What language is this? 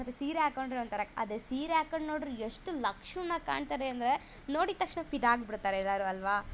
Kannada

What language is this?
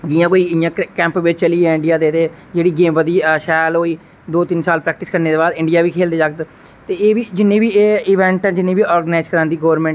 Dogri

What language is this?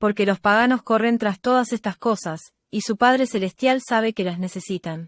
Spanish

